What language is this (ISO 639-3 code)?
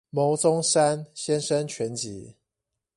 zho